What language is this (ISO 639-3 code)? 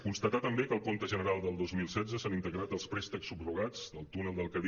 cat